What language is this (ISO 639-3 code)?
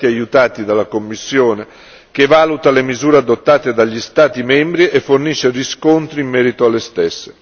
ita